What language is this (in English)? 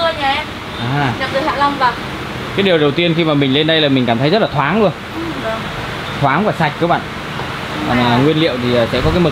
Vietnamese